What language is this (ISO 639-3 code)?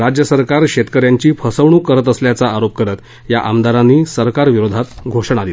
mar